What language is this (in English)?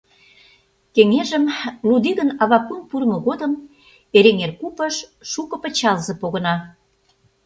Mari